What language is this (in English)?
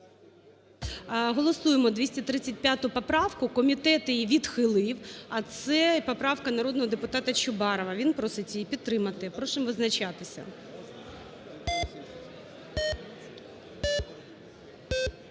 Ukrainian